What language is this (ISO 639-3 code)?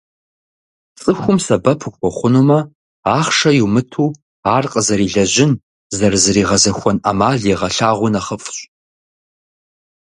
kbd